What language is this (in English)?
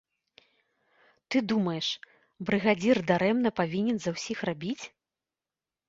Belarusian